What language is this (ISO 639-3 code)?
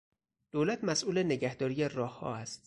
fas